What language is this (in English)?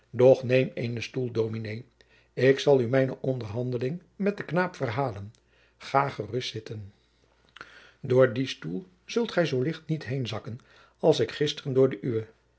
Dutch